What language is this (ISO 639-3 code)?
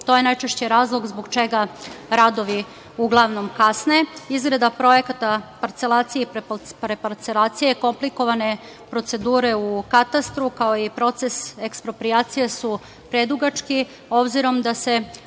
srp